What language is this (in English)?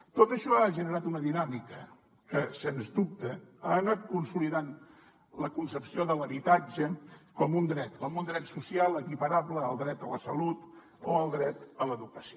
Catalan